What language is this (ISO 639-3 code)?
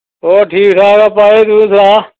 doi